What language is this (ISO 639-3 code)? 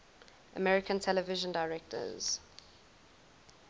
eng